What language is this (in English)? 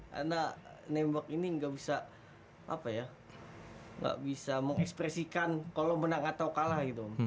Indonesian